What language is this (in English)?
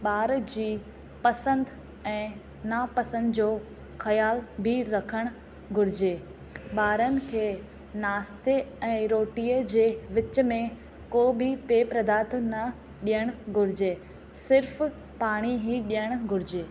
Sindhi